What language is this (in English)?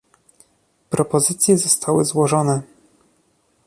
Polish